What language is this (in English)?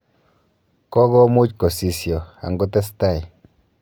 Kalenjin